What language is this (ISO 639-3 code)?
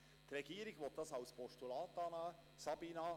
gsw